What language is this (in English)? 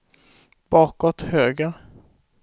Swedish